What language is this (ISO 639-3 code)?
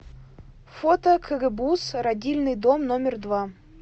rus